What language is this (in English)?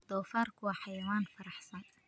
Somali